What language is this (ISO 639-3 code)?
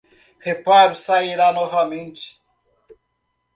por